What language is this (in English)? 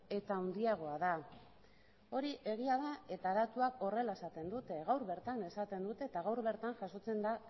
Basque